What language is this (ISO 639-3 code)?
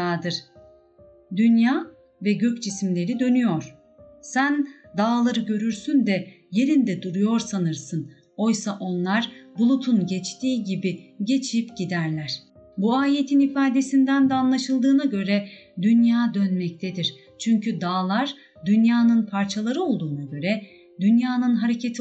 tur